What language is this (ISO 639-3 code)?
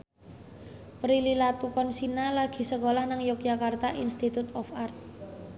jav